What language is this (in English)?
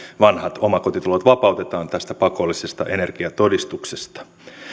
Finnish